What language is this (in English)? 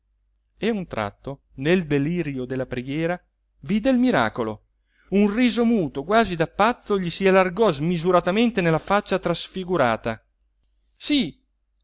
Italian